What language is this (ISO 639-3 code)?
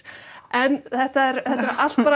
isl